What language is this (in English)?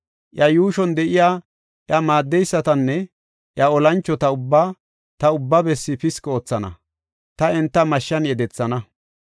Gofa